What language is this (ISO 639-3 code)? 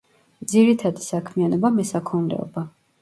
kat